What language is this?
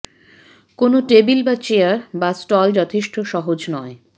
Bangla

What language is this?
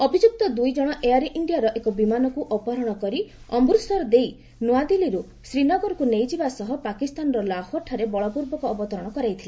Odia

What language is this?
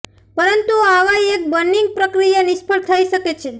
Gujarati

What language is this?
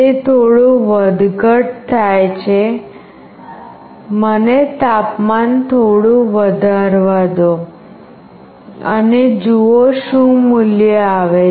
Gujarati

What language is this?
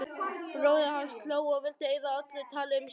Icelandic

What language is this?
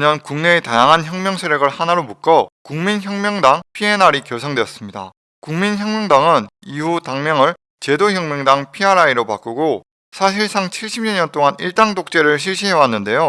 Korean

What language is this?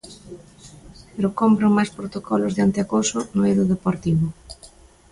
Galician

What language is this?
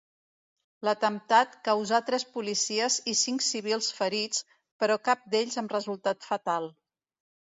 Catalan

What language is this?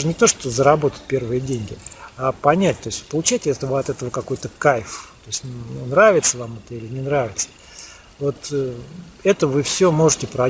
Russian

